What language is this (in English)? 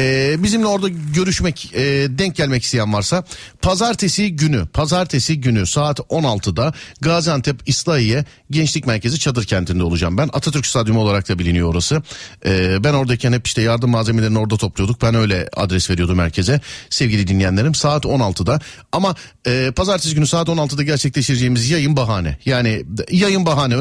Turkish